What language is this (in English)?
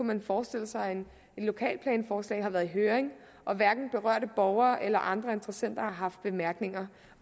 Danish